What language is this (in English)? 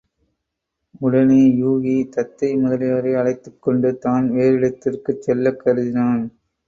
Tamil